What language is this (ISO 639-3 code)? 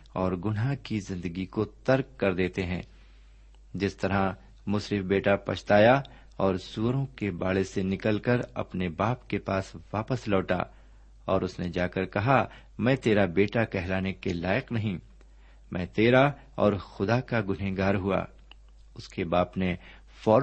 urd